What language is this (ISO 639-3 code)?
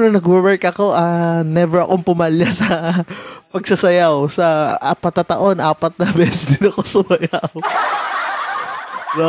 fil